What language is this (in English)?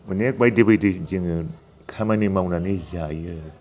Bodo